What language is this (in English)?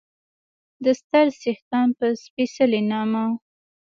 Pashto